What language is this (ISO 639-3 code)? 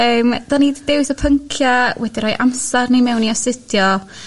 cym